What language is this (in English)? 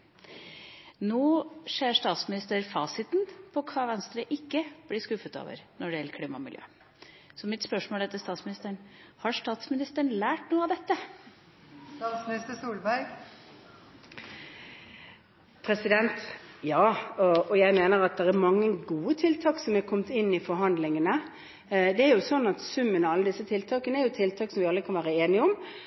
Norwegian Bokmål